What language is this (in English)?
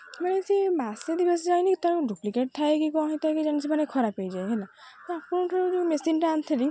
Odia